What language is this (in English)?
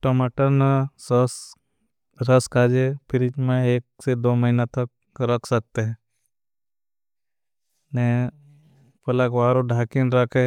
Bhili